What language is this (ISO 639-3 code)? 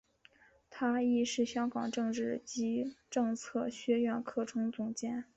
zho